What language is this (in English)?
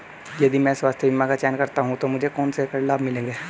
Hindi